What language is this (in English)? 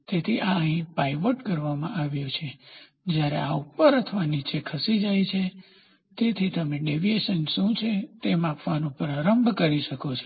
Gujarati